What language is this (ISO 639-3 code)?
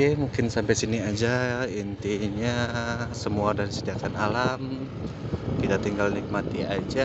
ind